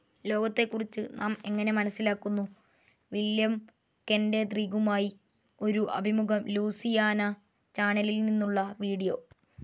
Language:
Malayalam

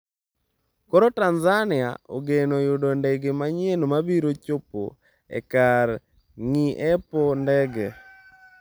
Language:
Luo (Kenya and Tanzania)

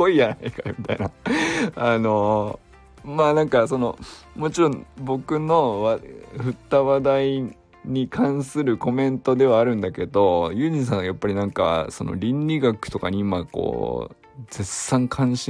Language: Japanese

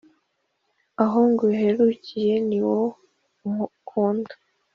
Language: Kinyarwanda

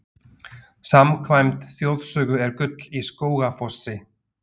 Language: Icelandic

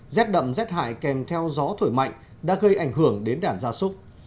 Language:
Vietnamese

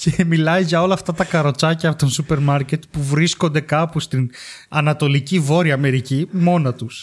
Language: Greek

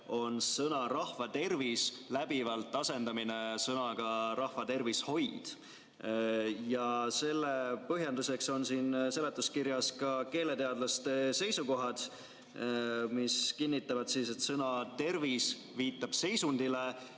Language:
Estonian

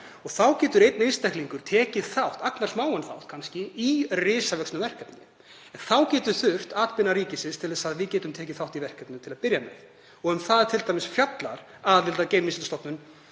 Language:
Icelandic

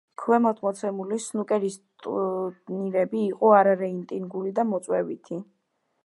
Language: Georgian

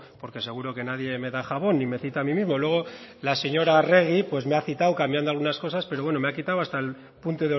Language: Spanish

